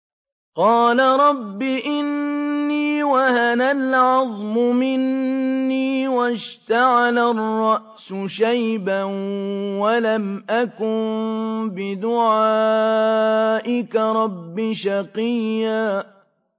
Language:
Arabic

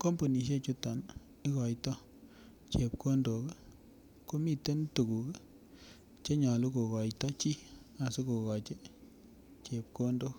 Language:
Kalenjin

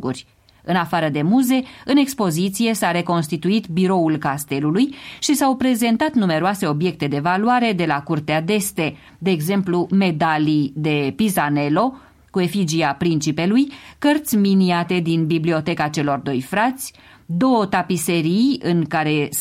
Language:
Romanian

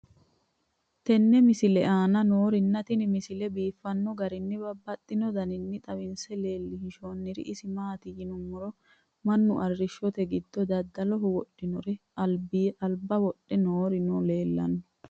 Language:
Sidamo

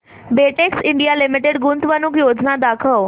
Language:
Marathi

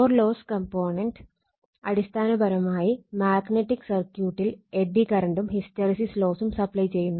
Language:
Malayalam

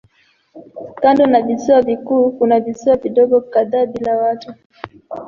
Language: Swahili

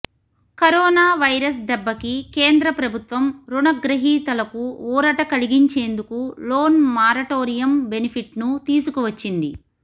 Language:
Telugu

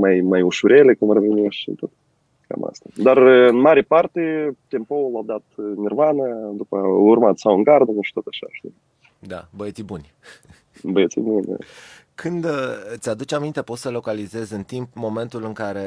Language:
Romanian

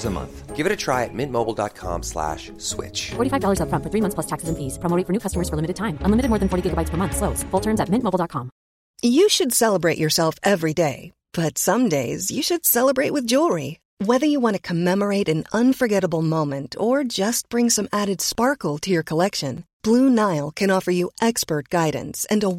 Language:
Swedish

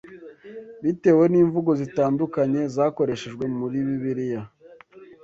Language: Kinyarwanda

